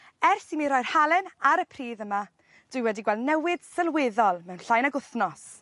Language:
Welsh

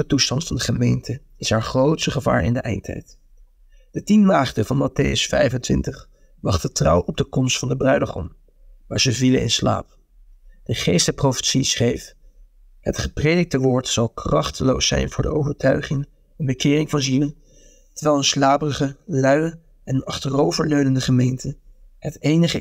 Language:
Dutch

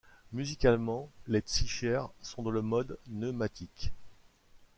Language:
French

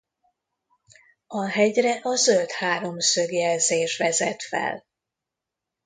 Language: Hungarian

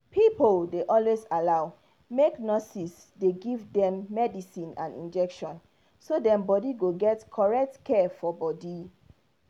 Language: Nigerian Pidgin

